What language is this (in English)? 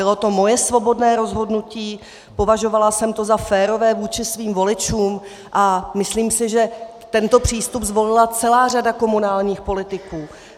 Czech